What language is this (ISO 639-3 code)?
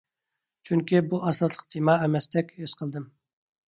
uig